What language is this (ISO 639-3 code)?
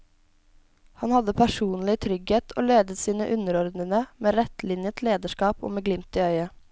nor